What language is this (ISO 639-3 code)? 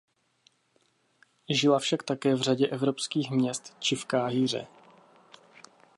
ces